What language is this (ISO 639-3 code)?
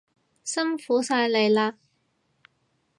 yue